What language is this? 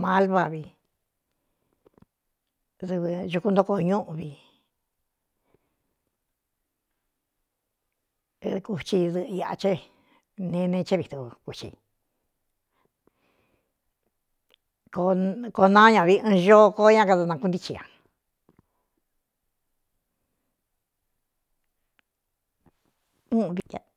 Cuyamecalco Mixtec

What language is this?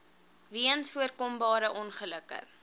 Afrikaans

